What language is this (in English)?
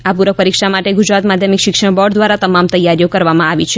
Gujarati